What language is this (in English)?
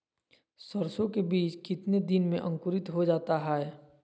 Magahi